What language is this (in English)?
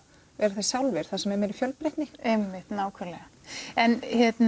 Icelandic